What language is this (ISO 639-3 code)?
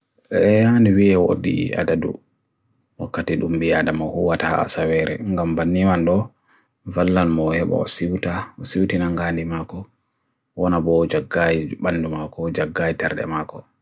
fui